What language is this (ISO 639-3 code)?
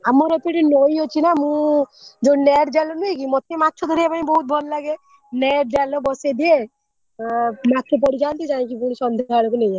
ori